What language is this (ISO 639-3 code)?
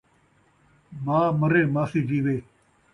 skr